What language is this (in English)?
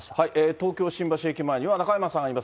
Japanese